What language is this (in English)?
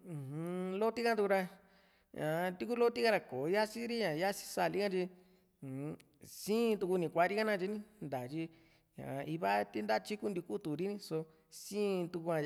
Juxtlahuaca Mixtec